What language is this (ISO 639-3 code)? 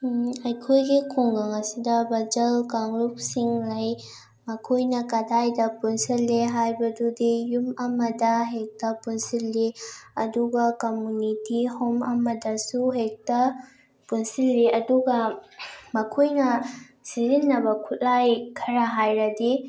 mni